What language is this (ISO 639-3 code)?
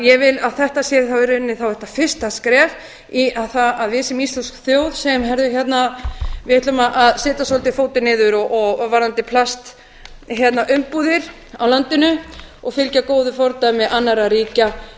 isl